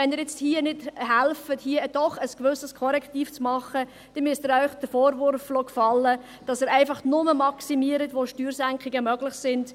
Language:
Swiss German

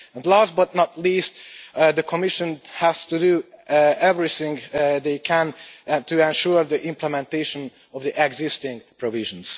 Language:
English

